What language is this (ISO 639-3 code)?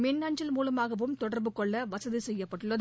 tam